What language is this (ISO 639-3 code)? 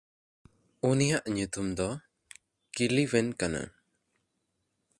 sat